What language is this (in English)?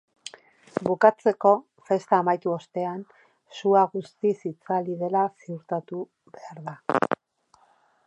Basque